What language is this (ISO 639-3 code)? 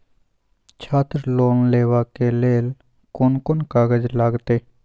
mai